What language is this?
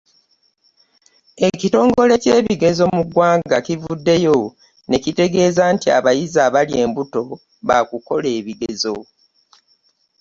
Ganda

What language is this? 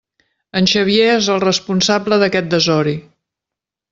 Catalan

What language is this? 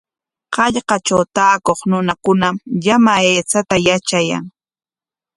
Corongo Ancash Quechua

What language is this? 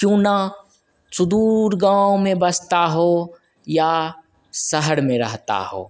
Hindi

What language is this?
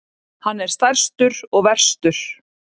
Icelandic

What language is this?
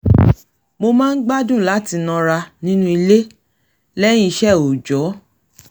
Yoruba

